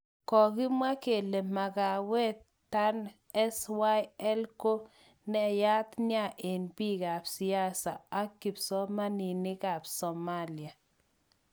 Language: Kalenjin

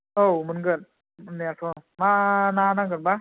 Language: Bodo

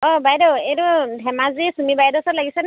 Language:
Assamese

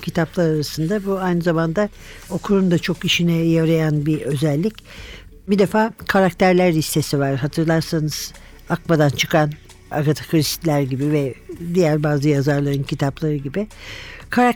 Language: Turkish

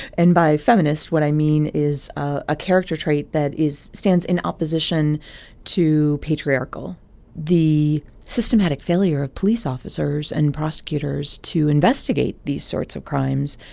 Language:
English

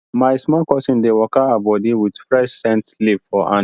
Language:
Nigerian Pidgin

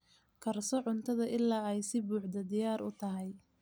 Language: Somali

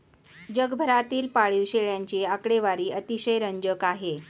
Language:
Marathi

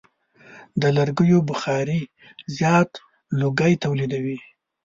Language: Pashto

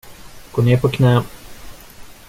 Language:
Swedish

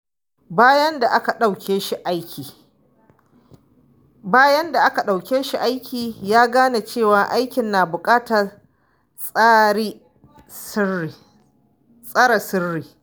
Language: Hausa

